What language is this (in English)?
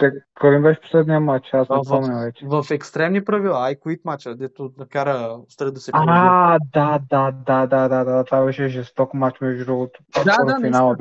Bulgarian